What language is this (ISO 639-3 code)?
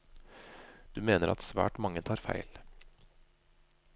nor